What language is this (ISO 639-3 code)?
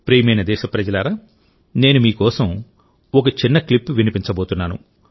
tel